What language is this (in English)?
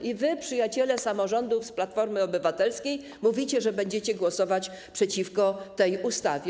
Polish